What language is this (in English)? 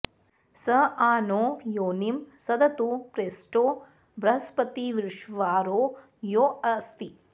Sanskrit